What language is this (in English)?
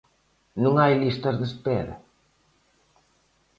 Galician